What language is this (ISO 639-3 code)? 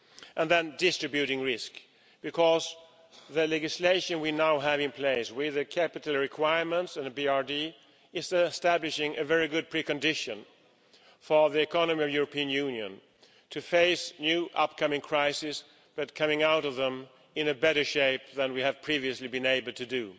eng